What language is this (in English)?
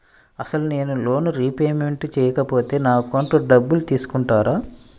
Telugu